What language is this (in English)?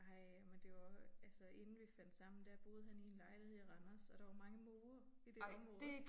Danish